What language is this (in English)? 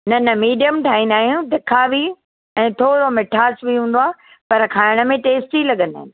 Sindhi